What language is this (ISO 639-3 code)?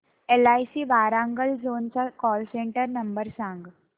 mar